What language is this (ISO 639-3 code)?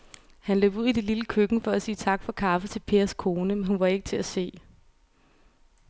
dan